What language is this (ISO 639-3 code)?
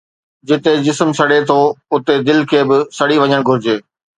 snd